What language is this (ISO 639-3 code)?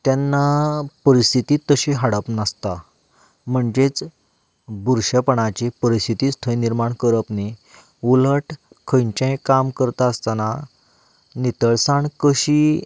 kok